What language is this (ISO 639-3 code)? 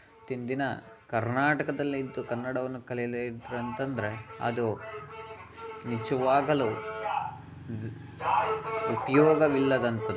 kan